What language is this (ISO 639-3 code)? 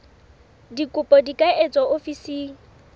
sot